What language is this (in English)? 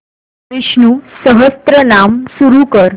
Marathi